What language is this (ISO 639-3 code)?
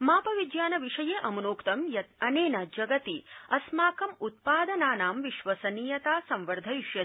san